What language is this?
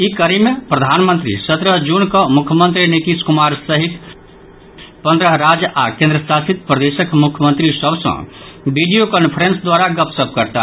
Maithili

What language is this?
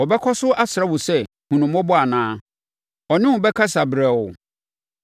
Akan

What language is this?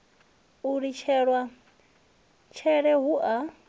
Venda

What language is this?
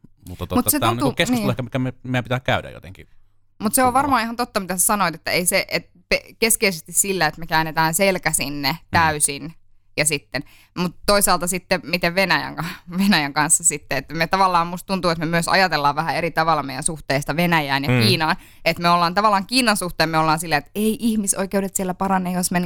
Finnish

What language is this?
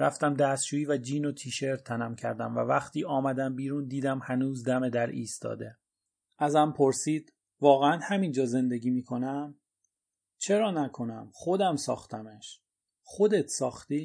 Persian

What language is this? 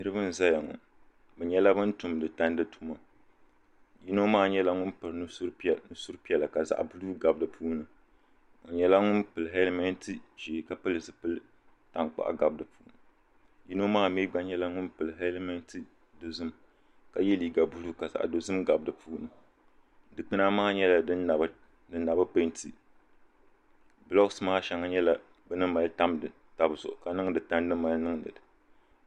Dagbani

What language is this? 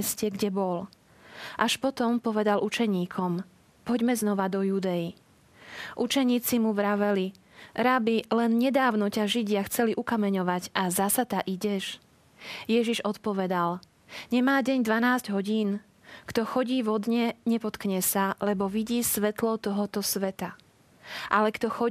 Slovak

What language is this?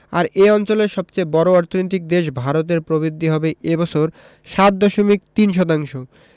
Bangla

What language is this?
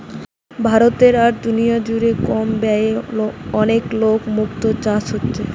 Bangla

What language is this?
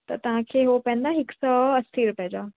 Sindhi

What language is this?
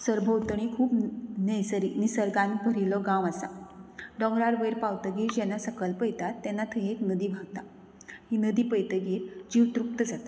Konkani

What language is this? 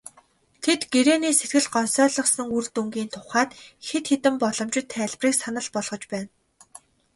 Mongolian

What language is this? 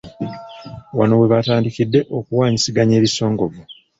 Ganda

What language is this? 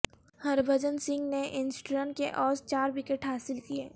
Urdu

